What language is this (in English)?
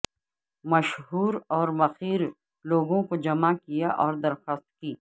Urdu